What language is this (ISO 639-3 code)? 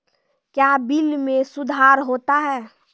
mai